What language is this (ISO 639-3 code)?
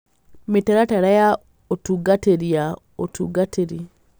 kik